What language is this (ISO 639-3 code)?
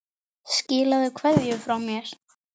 isl